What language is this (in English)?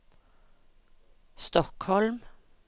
Norwegian